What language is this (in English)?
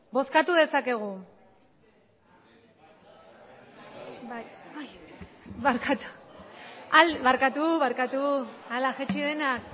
Basque